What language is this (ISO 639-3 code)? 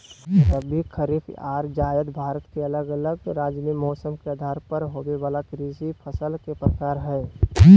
mag